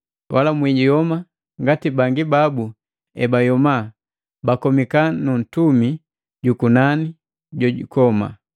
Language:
Matengo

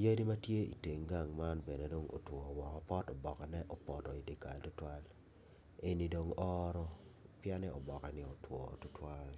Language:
Acoli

